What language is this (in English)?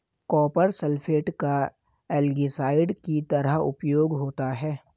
Hindi